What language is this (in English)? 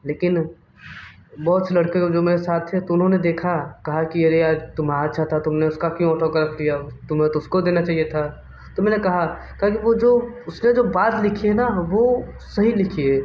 Hindi